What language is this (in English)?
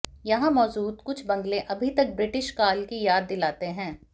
Hindi